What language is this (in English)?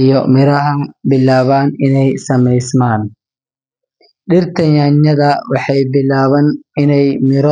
Somali